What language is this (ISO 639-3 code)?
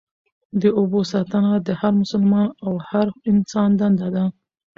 pus